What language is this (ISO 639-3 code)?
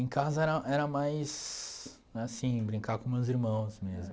por